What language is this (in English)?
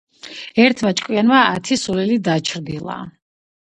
Georgian